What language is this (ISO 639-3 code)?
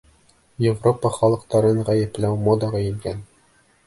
bak